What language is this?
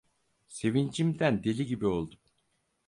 Turkish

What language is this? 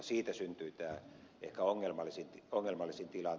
Finnish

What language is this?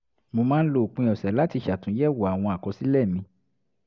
Yoruba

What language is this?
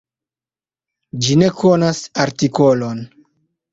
Esperanto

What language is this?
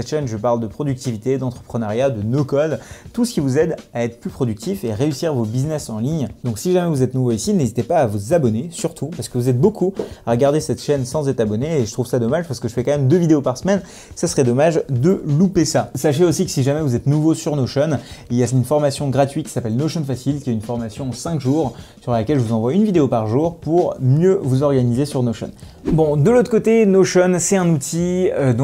French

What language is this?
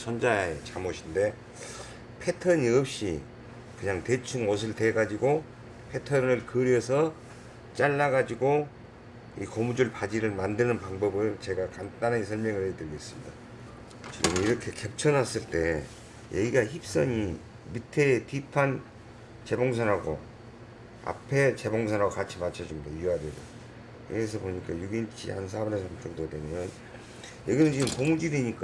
Korean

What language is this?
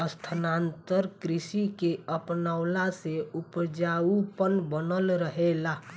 Bhojpuri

